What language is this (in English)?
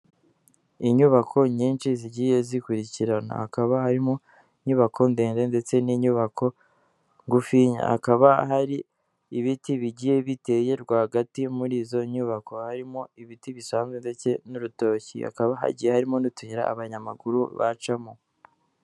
Kinyarwanda